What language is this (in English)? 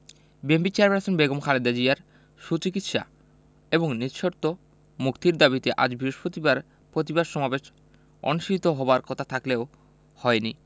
Bangla